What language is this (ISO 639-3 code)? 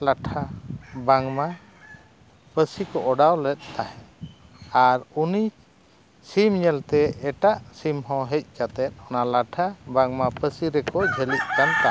sat